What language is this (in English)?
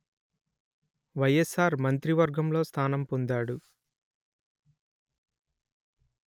Telugu